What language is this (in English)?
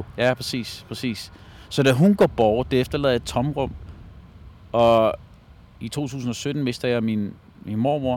Danish